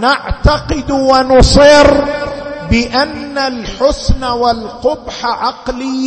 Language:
Arabic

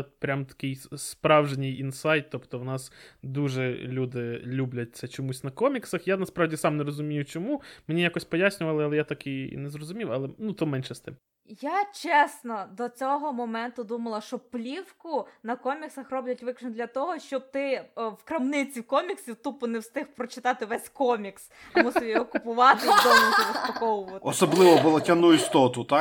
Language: Ukrainian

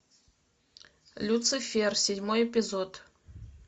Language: Russian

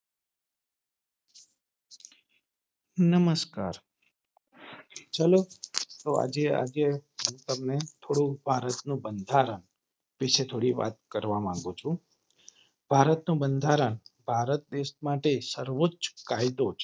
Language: Gujarati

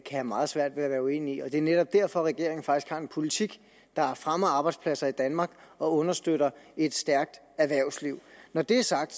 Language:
Danish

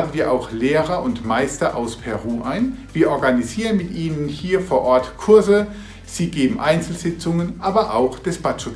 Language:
German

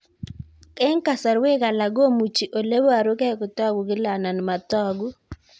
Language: Kalenjin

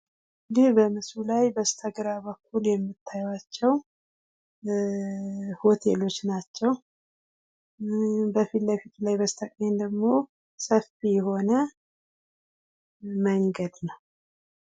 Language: Amharic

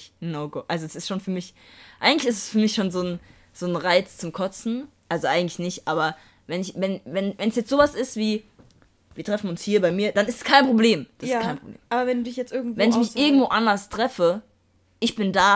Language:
German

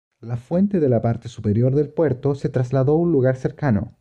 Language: Spanish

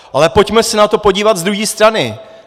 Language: Czech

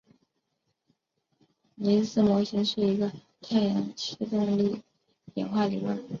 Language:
Chinese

